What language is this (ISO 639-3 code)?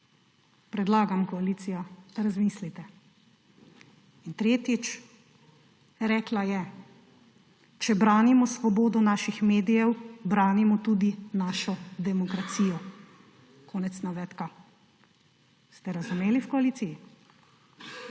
slv